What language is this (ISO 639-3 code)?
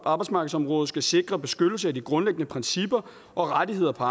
dan